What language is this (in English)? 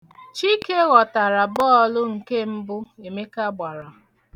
Igbo